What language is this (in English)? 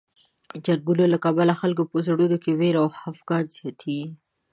Pashto